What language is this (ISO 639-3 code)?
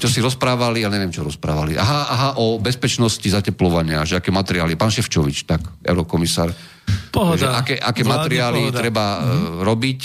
slk